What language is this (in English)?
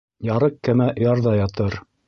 Bashkir